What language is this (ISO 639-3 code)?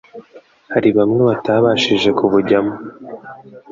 kin